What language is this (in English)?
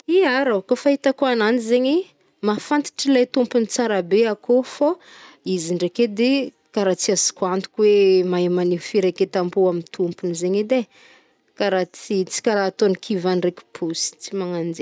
Northern Betsimisaraka Malagasy